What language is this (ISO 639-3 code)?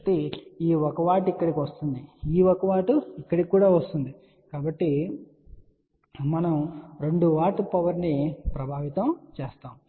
tel